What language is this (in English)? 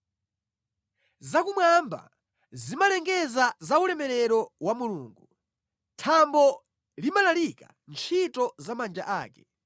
Nyanja